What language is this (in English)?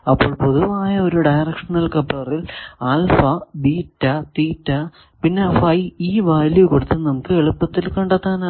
Malayalam